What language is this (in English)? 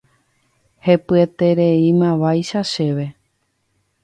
Guarani